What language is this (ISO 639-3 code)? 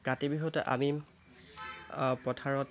asm